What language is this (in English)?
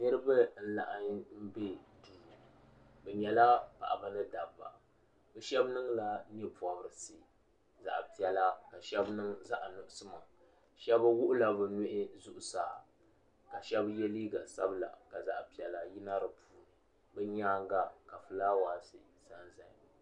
Dagbani